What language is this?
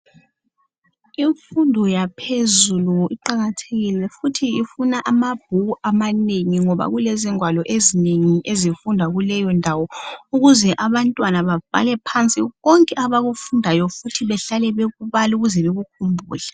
North Ndebele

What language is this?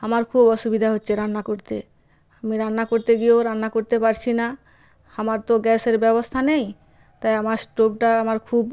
Bangla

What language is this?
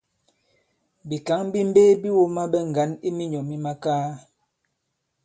Bankon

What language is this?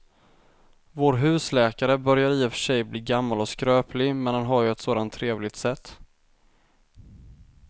Swedish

